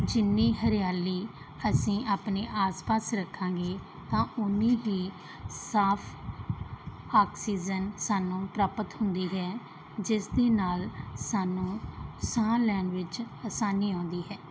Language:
Punjabi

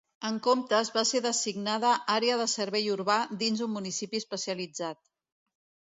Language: Catalan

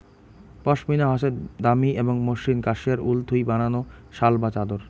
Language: Bangla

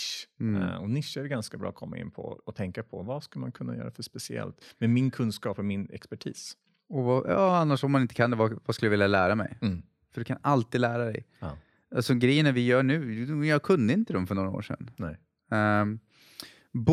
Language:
Swedish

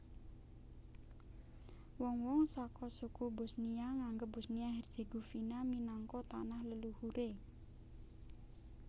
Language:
Javanese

